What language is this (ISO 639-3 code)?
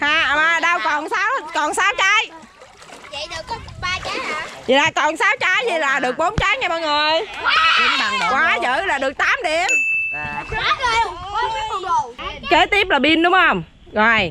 vie